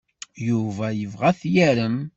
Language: Kabyle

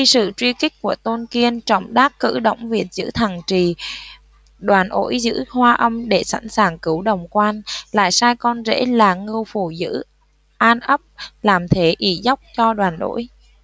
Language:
Vietnamese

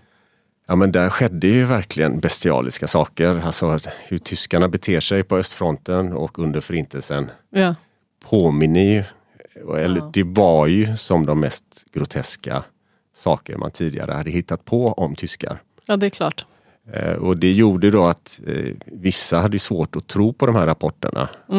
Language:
Swedish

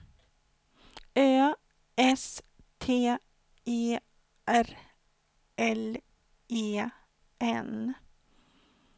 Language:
Swedish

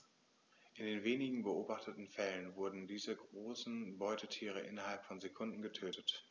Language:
German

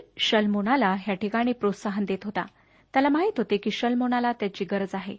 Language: Marathi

